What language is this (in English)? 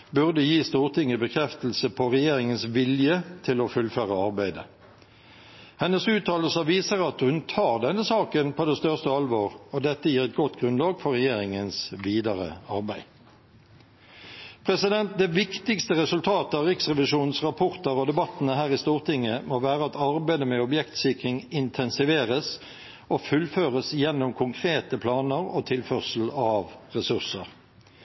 Norwegian Bokmål